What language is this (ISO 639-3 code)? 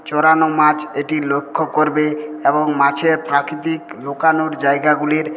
ben